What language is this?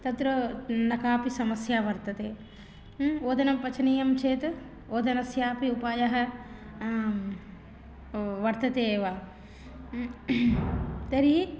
Sanskrit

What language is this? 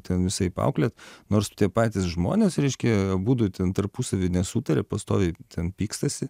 Lithuanian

